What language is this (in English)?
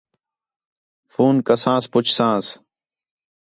Khetrani